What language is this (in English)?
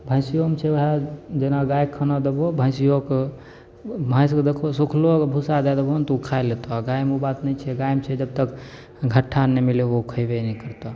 Maithili